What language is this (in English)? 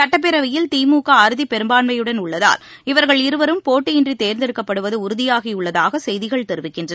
Tamil